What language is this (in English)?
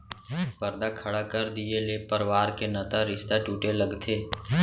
Chhattisgarhi